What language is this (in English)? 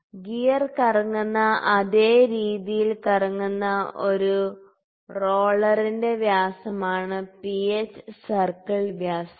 Malayalam